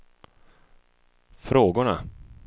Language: Swedish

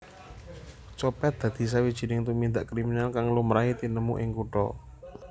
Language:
Javanese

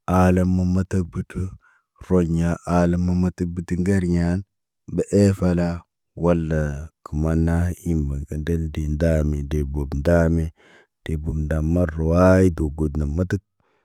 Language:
Naba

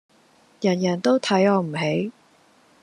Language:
Cantonese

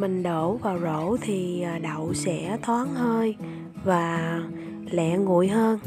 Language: Vietnamese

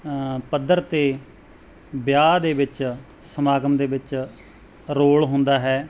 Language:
Punjabi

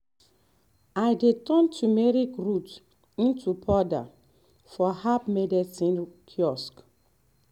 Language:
Nigerian Pidgin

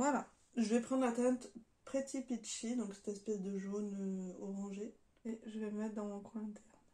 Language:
French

